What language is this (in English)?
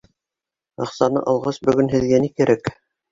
Bashkir